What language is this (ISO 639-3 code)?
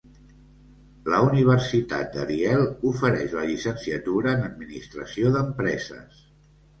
cat